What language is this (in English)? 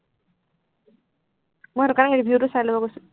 Assamese